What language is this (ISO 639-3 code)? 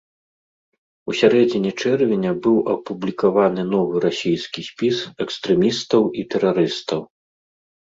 bel